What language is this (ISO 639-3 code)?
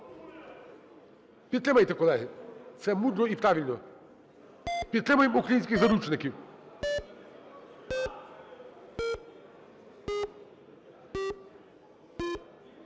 ukr